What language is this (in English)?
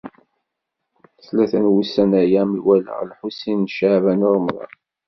Kabyle